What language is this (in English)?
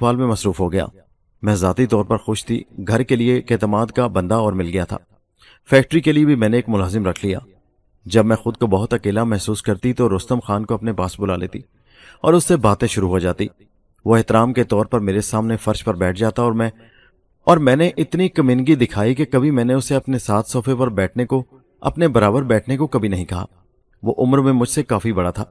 Urdu